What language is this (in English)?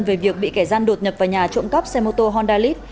Vietnamese